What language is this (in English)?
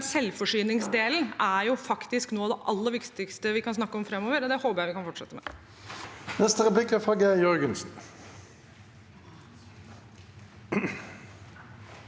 Norwegian